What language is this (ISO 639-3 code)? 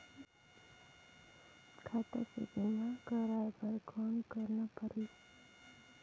hne